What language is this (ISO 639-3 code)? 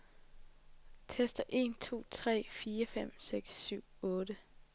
dan